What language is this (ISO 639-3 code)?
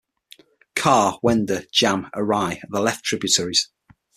eng